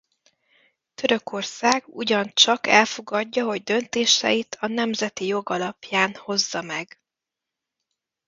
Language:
Hungarian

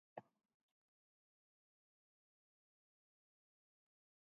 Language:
Basque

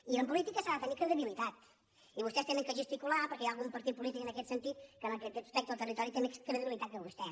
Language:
Catalan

